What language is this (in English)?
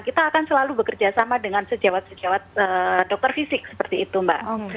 Indonesian